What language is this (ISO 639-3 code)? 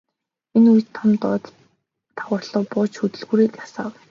mon